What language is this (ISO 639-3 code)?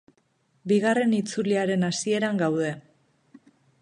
eus